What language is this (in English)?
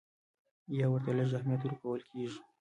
Pashto